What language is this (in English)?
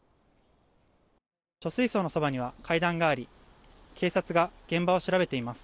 Japanese